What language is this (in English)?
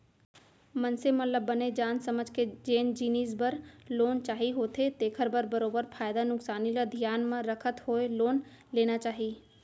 Chhattisgarhi